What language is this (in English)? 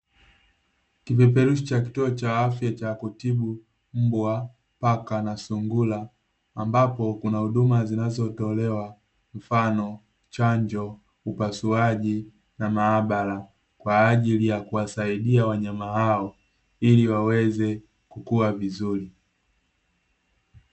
Swahili